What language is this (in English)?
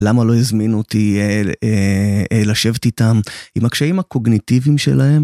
Hebrew